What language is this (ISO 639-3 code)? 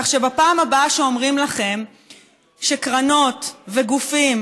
heb